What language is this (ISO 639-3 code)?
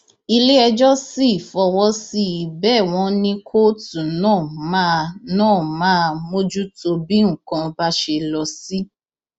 yor